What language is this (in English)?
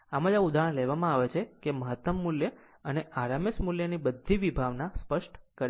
Gujarati